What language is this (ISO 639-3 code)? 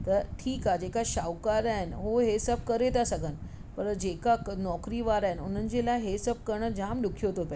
snd